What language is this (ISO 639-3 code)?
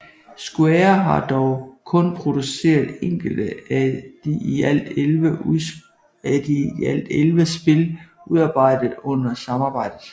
dan